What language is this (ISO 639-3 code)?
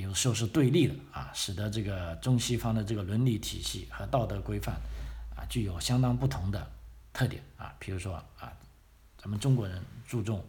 zho